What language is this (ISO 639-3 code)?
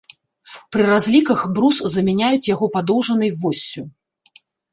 bel